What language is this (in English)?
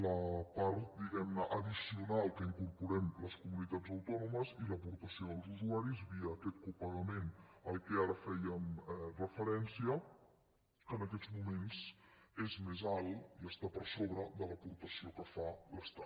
Catalan